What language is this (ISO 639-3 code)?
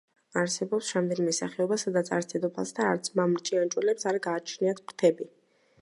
kat